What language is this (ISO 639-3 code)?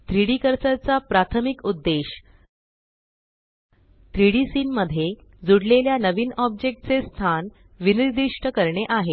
mar